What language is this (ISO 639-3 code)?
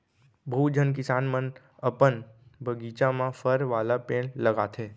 hne